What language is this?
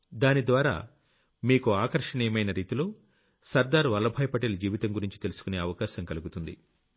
Telugu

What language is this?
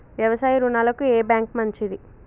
Telugu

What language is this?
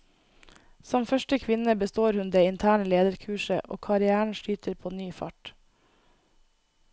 Norwegian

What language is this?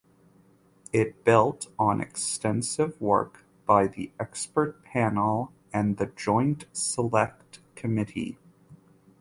English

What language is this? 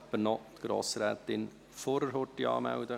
Swiss German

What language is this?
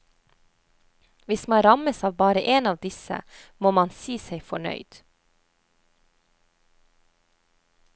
Norwegian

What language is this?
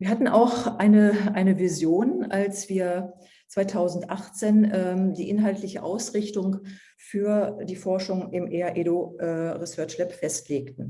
German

